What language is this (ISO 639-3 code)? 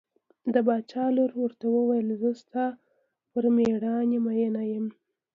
pus